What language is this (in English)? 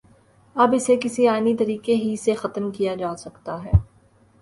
Urdu